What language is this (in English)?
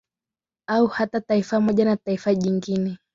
Swahili